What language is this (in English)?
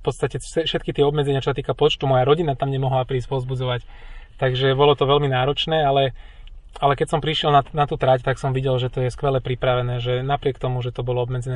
Slovak